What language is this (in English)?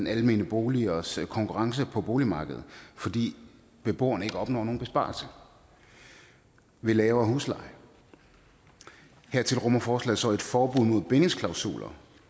Danish